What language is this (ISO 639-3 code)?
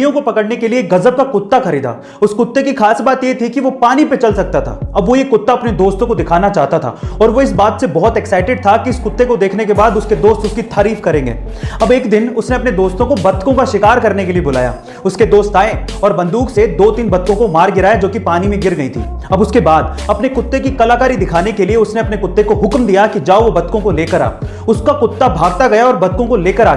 hin